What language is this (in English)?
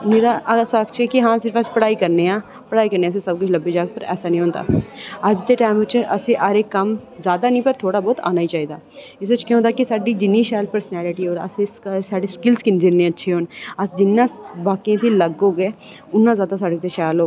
Dogri